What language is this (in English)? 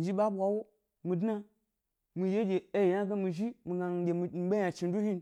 Gbari